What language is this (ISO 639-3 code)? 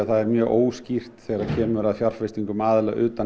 isl